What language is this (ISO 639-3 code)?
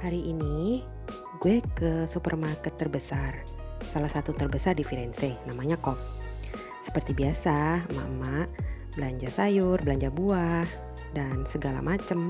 ind